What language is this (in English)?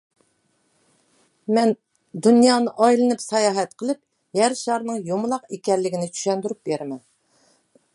Uyghur